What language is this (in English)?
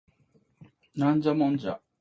Japanese